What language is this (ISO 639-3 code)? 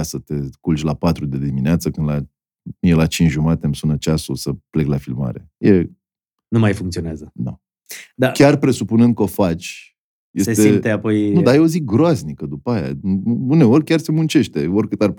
ron